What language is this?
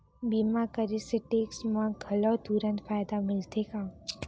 Chhattisgarhi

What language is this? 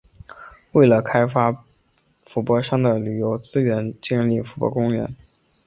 Chinese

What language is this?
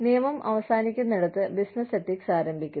Malayalam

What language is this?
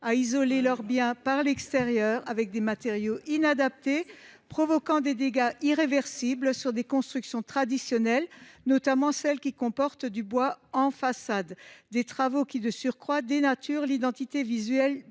French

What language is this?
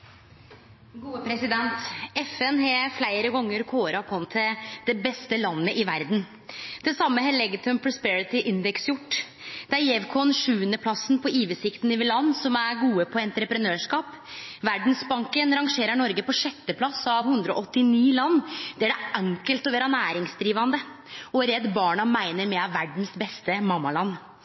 Norwegian Nynorsk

